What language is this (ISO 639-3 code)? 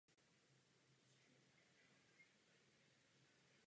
ces